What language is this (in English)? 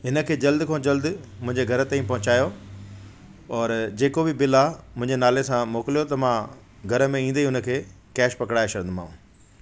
Sindhi